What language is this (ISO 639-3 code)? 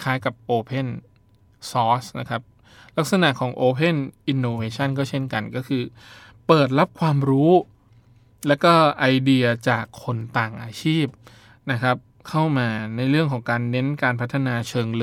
tha